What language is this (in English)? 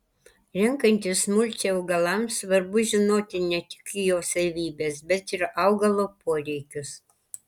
Lithuanian